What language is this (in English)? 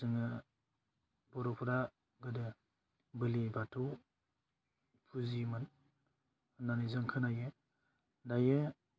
Bodo